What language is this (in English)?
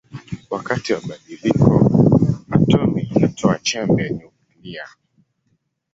Swahili